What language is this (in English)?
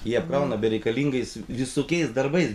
Lithuanian